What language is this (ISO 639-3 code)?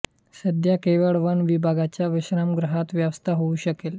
mar